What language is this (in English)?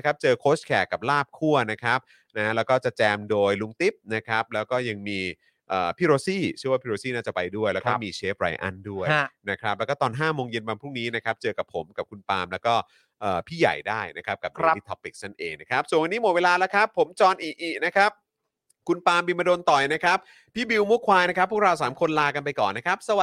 Thai